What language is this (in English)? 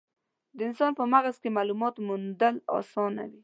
Pashto